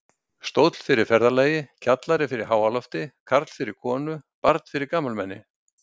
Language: Icelandic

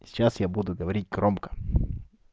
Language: Russian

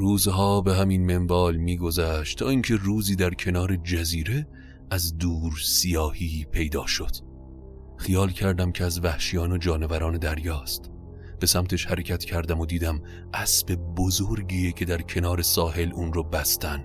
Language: Persian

